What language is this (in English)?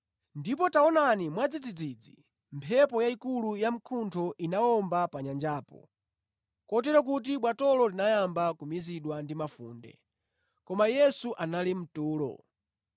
Nyanja